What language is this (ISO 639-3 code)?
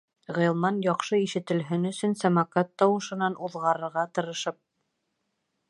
bak